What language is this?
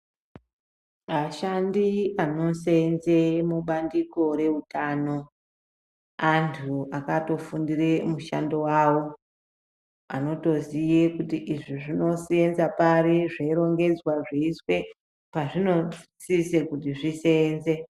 Ndau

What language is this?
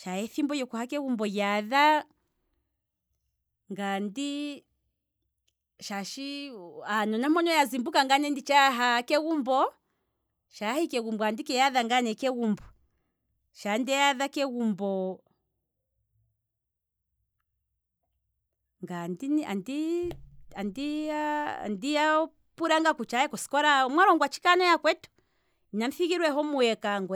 Kwambi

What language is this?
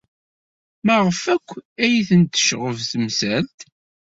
Kabyle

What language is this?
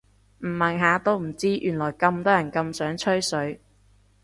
Cantonese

